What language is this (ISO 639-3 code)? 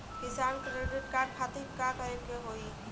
bho